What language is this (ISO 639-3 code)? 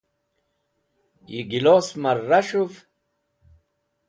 wbl